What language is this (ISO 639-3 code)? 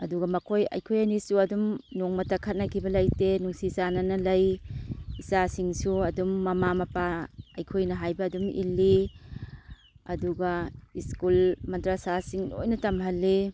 mni